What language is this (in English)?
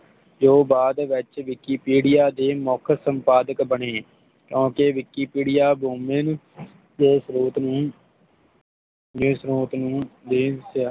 Punjabi